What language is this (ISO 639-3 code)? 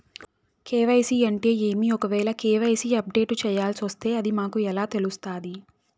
tel